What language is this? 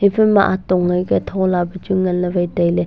Wancho Naga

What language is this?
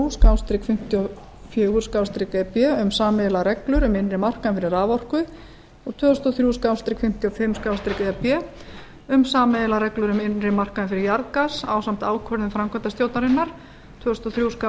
Icelandic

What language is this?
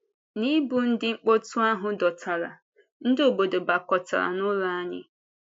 Igbo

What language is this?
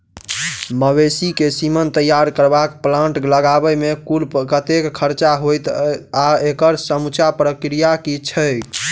Maithili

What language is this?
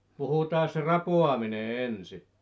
Finnish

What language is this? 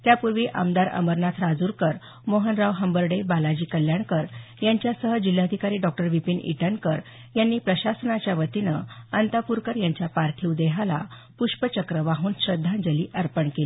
Marathi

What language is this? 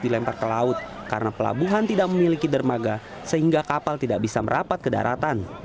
Indonesian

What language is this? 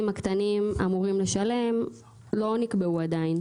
Hebrew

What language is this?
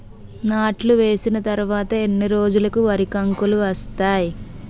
Telugu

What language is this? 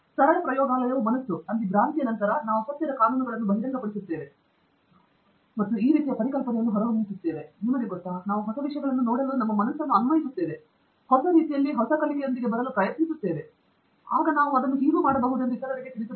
Kannada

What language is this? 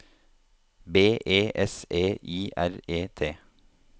Norwegian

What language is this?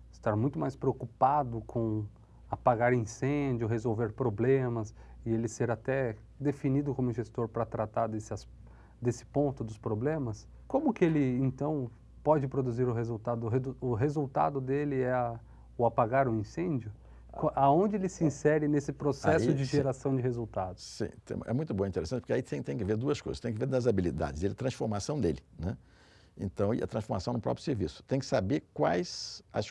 Portuguese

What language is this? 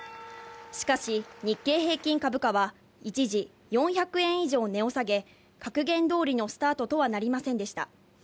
Japanese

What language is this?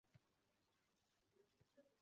Uzbek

